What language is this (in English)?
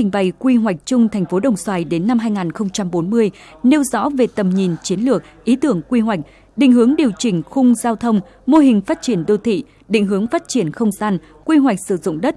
Vietnamese